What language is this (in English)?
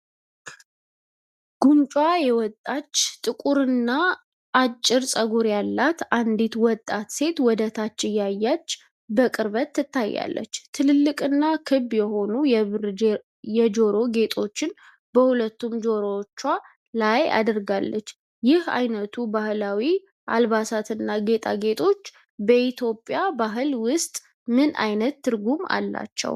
Amharic